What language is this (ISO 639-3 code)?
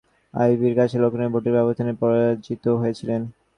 ben